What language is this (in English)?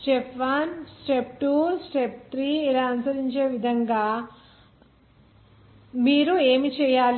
Telugu